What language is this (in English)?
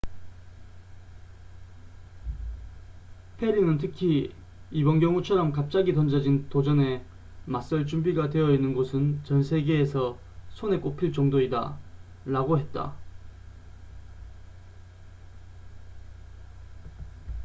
Korean